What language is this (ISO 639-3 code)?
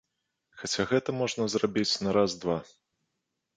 bel